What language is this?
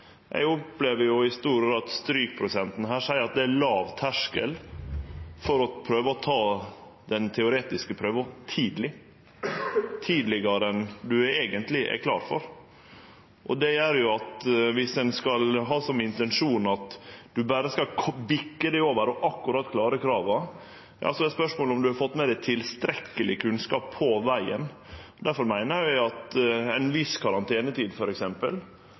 Norwegian Nynorsk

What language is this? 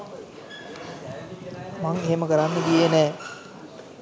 Sinhala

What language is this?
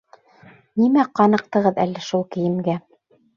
Bashkir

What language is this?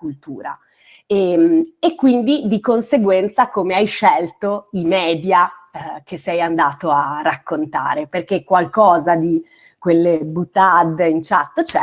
Italian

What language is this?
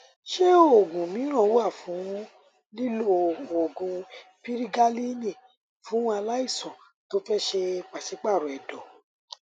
Yoruba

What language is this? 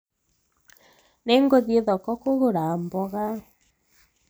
Kikuyu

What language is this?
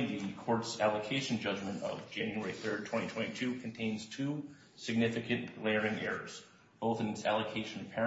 English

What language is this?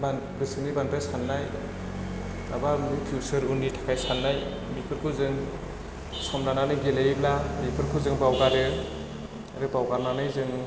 Bodo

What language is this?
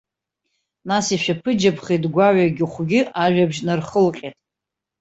Abkhazian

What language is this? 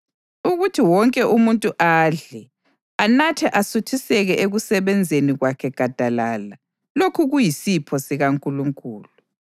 North Ndebele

